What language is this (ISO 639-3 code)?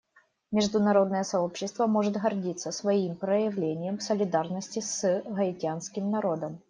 rus